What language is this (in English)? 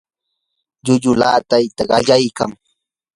Yanahuanca Pasco Quechua